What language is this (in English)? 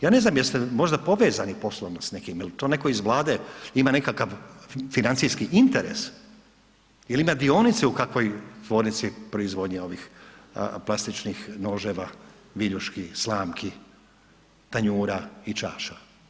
Croatian